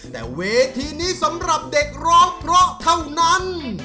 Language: Thai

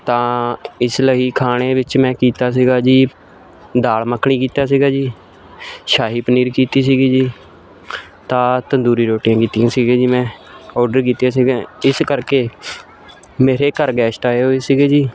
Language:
Punjabi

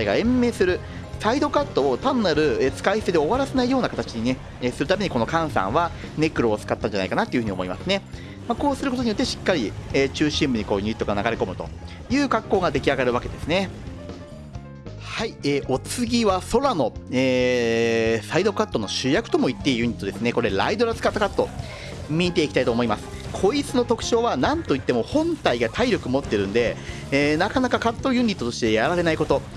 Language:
Japanese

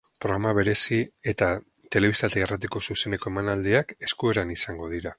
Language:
Basque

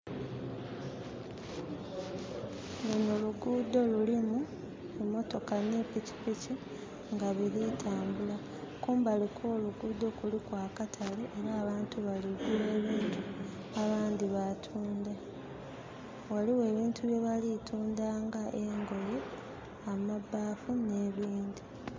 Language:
Soga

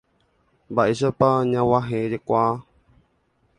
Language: Guarani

